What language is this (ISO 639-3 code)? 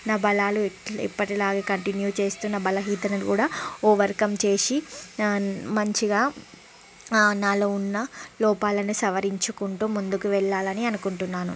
tel